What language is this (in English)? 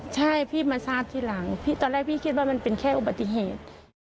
Thai